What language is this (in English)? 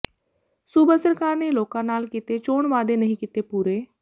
Punjabi